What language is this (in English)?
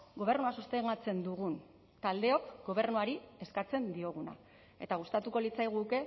Basque